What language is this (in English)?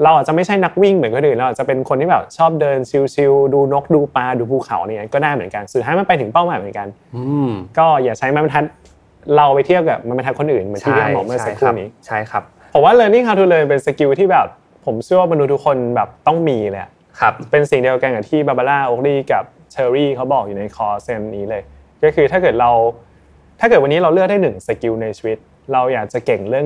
Thai